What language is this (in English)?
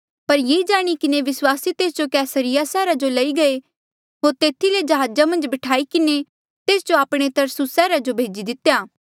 Mandeali